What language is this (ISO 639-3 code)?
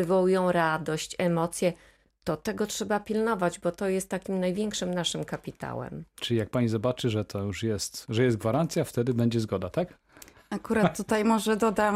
pol